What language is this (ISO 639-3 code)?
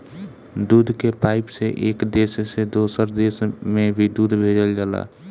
bho